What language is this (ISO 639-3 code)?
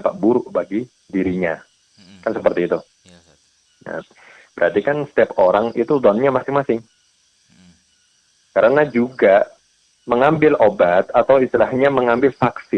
ind